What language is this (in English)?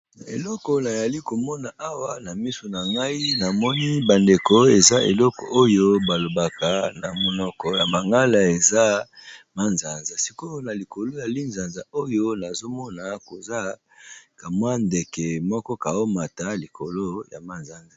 Lingala